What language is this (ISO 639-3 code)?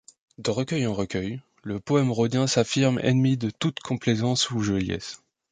fra